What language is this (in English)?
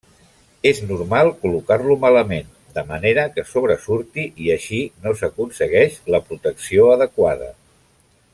Catalan